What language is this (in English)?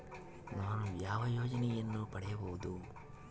Kannada